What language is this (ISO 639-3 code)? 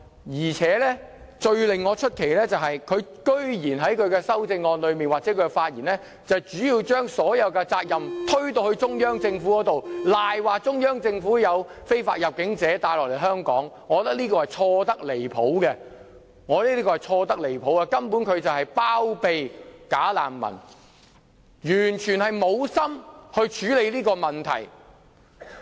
yue